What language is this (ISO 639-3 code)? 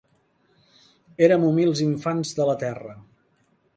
cat